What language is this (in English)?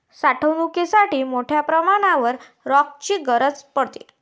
Marathi